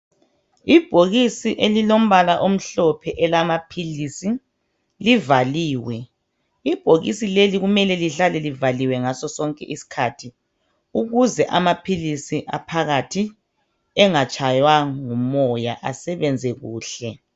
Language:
North Ndebele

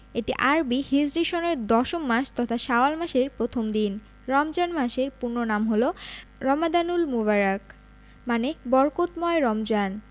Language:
Bangla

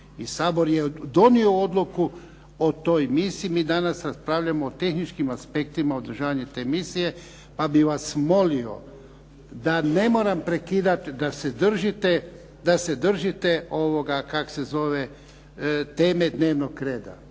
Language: Croatian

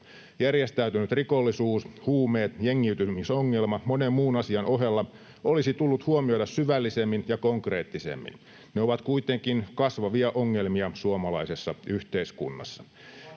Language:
Finnish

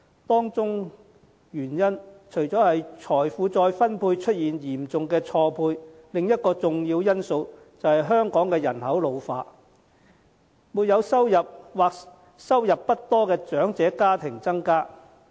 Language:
Cantonese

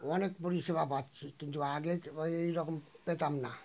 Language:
Bangla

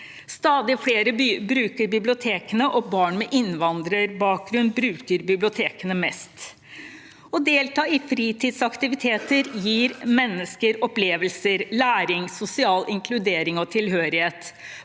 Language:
Norwegian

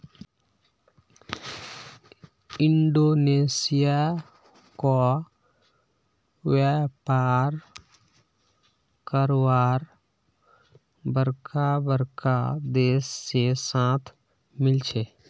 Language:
Magahi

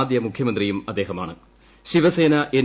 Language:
Malayalam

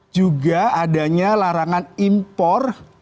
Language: Indonesian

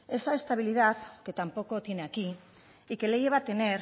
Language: Spanish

